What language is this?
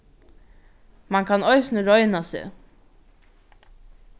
Faroese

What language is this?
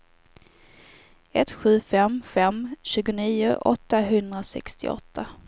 Swedish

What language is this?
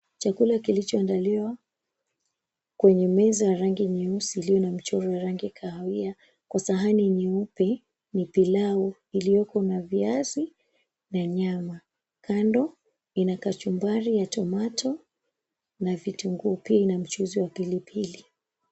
Swahili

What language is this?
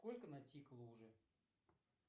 Russian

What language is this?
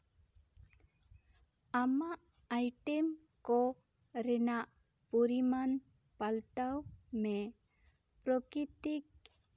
Santali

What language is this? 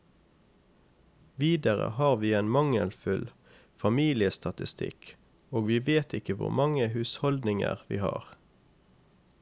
Norwegian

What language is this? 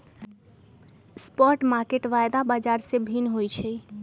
Magahi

